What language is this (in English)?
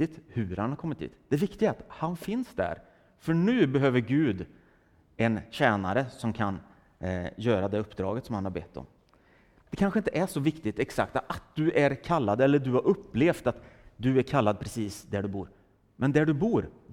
Swedish